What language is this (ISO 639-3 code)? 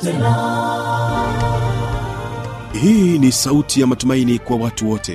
swa